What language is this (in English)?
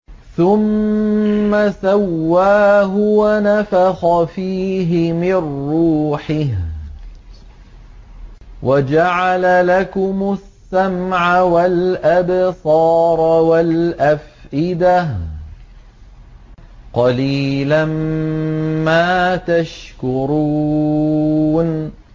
Arabic